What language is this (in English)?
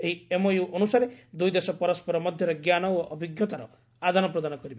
Odia